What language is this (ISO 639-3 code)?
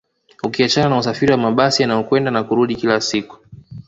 swa